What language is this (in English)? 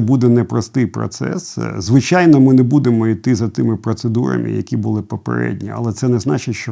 Ukrainian